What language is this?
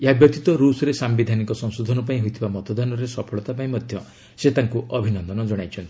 Odia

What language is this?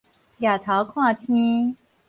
Min Nan Chinese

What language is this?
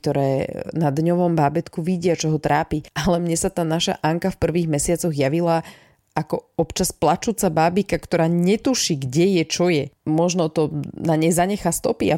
Slovak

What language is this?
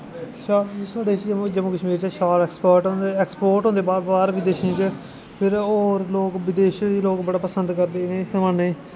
Dogri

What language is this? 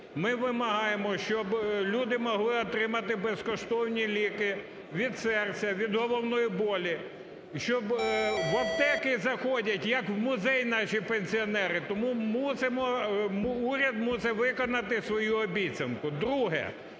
Ukrainian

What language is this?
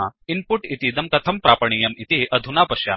Sanskrit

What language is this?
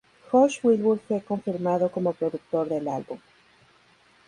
Spanish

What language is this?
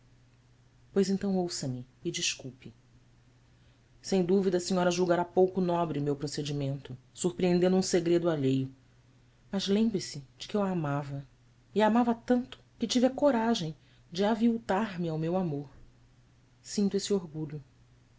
Portuguese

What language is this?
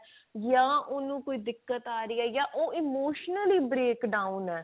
Punjabi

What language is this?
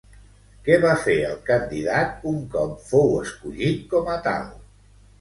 Catalan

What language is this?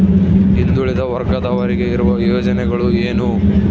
Kannada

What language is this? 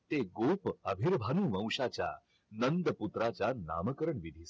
Marathi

